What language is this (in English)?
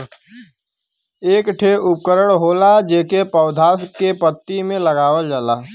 Bhojpuri